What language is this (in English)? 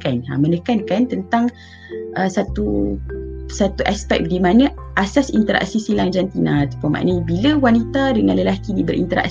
Malay